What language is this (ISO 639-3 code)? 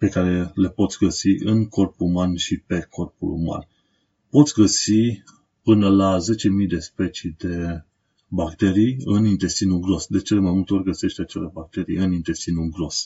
ron